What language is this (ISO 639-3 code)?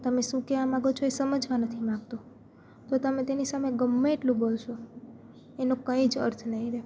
guj